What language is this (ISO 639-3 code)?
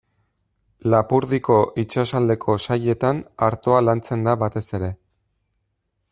eus